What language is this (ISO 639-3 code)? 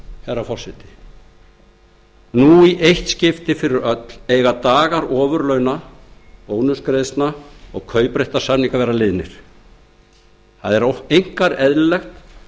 isl